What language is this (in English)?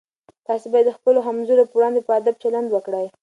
Pashto